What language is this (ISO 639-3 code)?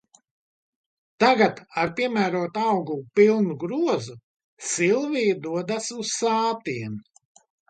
lav